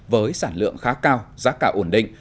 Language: Vietnamese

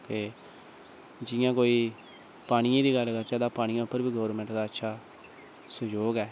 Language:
Dogri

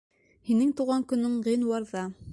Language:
Bashkir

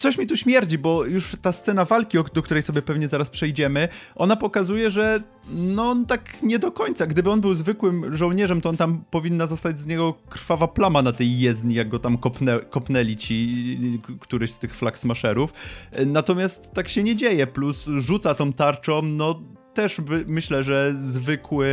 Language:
Polish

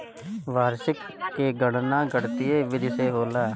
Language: Bhojpuri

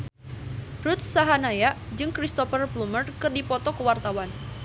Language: Sundanese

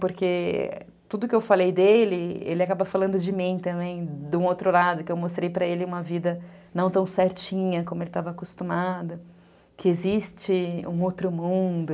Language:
Portuguese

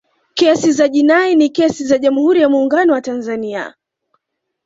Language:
Swahili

